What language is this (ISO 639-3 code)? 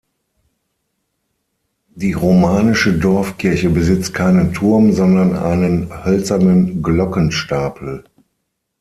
deu